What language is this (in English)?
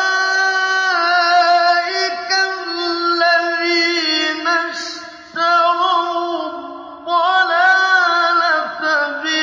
Arabic